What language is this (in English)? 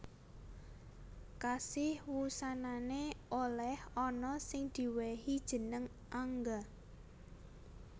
Javanese